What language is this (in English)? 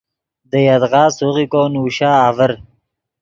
Yidgha